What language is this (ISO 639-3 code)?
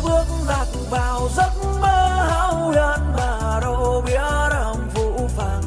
vie